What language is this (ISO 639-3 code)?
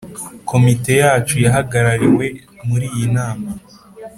kin